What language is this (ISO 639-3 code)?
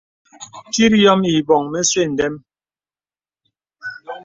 beb